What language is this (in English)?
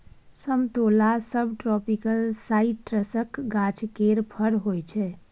Maithili